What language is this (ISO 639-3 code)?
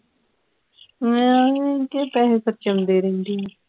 pan